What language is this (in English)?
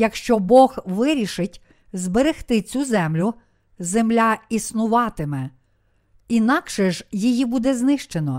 Ukrainian